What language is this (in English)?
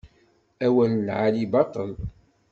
Kabyle